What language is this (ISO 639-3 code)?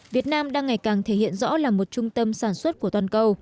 vie